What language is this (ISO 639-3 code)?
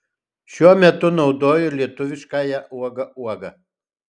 lit